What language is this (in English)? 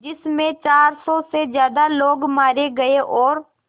Hindi